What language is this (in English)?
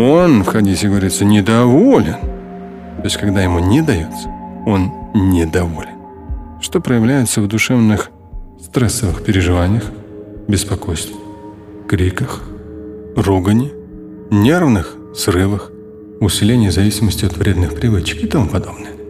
Russian